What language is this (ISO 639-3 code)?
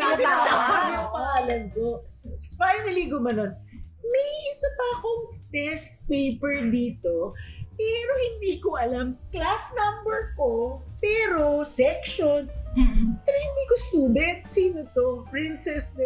fil